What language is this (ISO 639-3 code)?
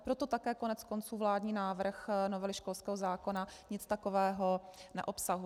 ces